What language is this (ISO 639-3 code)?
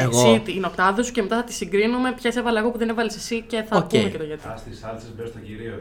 ell